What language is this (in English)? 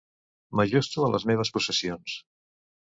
Catalan